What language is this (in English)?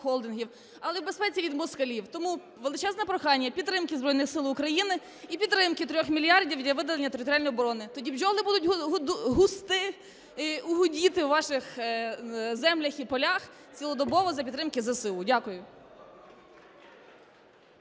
Ukrainian